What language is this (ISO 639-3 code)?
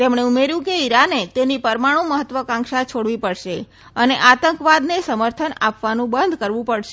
guj